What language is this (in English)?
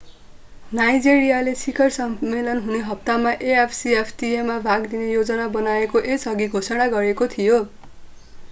Nepali